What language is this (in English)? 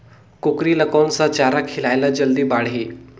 Chhattisgarhi